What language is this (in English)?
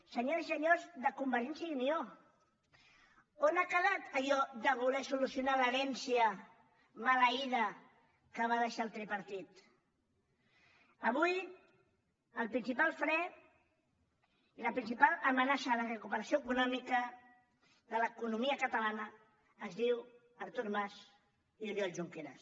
Catalan